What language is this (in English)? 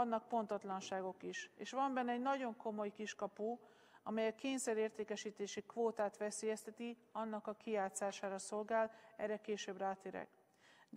Hungarian